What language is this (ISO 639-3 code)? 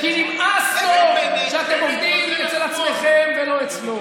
heb